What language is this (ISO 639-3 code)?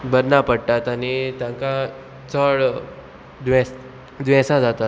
kok